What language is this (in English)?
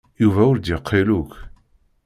Kabyle